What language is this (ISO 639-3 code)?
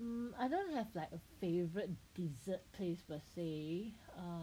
eng